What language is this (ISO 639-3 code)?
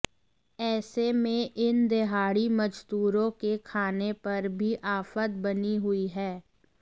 hin